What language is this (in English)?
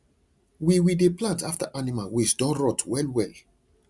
Nigerian Pidgin